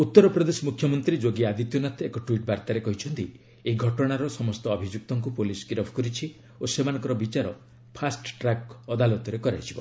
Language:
Odia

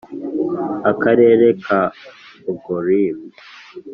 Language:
Kinyarwanda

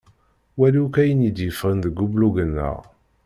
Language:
Kabyle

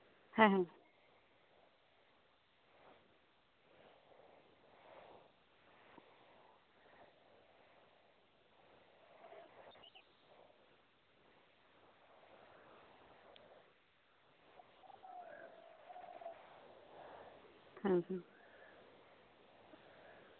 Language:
Santali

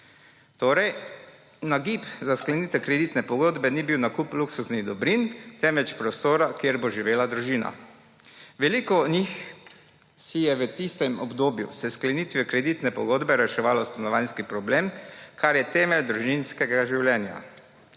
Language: Slovenian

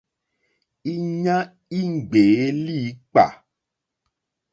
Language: Mokpwe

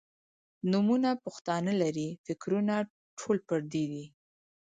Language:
Pashto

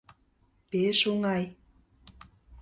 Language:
Mari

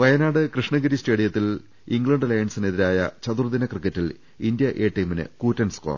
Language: Malayalam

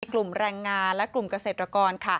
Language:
Thai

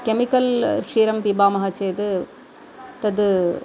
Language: Sanskrit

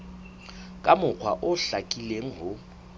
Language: Southern Sotho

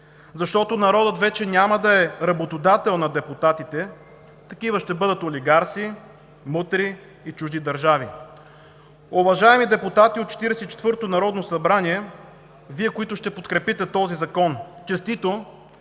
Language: Bulgarian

